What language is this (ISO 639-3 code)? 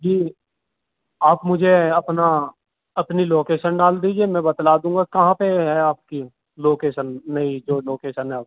urd